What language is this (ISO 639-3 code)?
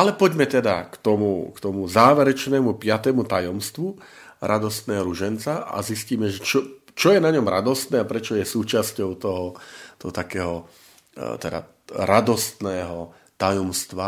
slk